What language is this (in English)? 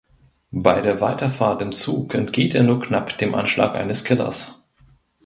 German